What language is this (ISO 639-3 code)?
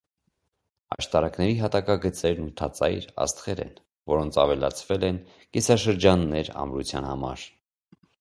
hye